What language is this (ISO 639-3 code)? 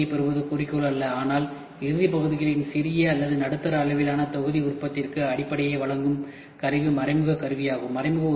tam